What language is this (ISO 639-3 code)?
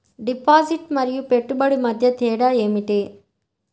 tel